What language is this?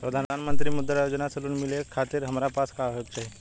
Bhojpuri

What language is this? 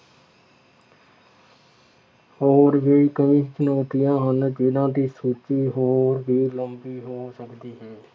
Punjabi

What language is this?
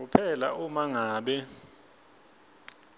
Swati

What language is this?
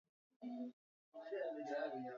Swahili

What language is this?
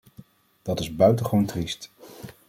Dutch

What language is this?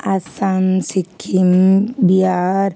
Nepali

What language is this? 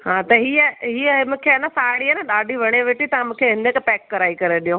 Sindhi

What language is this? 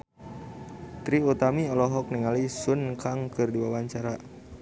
Sundanese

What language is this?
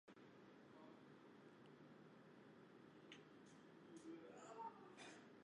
Urdu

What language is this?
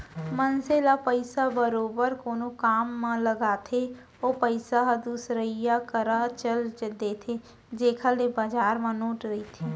Chhattisgarhi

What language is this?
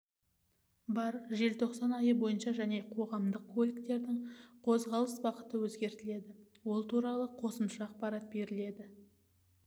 Kazakh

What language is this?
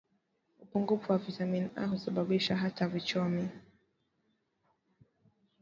Swahili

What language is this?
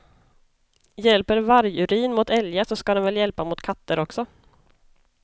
Swedish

